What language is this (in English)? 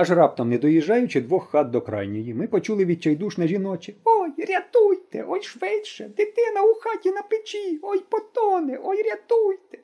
Ukrainian